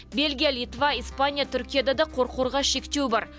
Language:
Kazakh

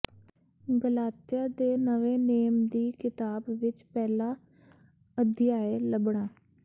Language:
Punjabi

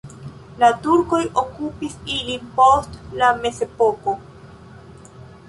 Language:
Esperanto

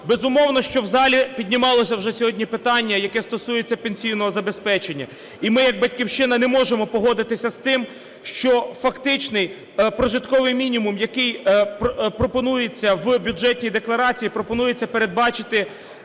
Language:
Ukrainian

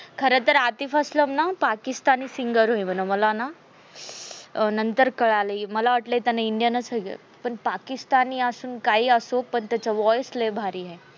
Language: Marathi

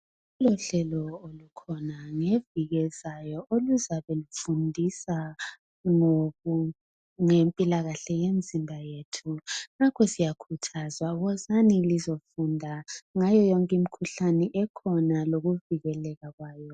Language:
North Ndebele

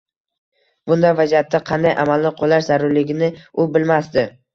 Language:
Uzbek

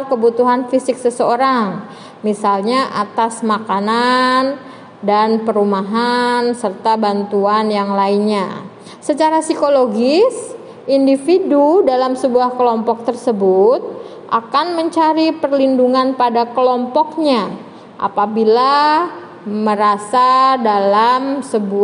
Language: Indonesian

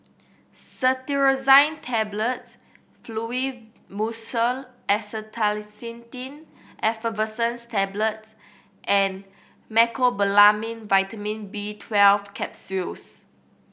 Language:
English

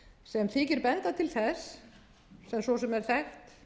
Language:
Icelandic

